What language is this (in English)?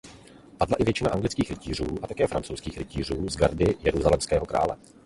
Czech